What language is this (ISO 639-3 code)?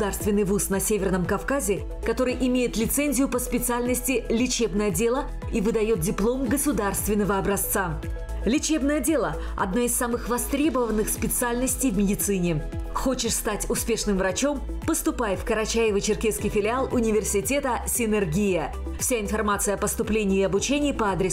rus